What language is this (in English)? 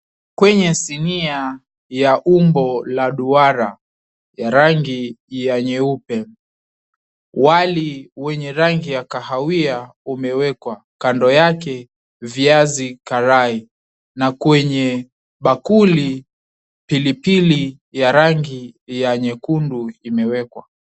Swahili